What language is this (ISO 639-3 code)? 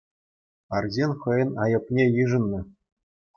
chv